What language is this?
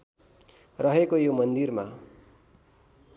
Nepali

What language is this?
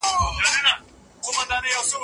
Pashto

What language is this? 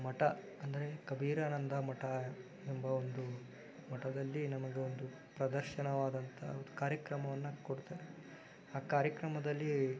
Kannada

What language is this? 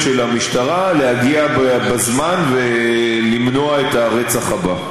Hebrew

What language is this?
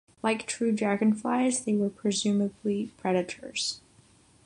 English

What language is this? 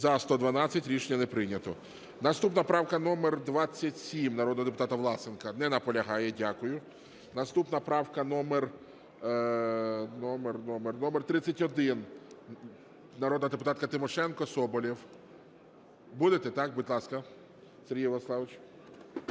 Ukrainian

